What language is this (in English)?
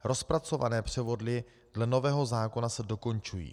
Czech